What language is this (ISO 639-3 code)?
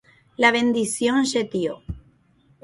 grn